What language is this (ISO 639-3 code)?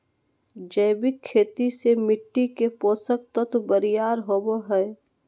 mag